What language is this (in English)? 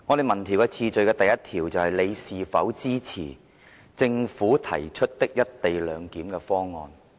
Cantonese